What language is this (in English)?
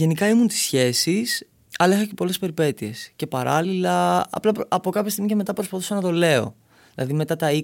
Greek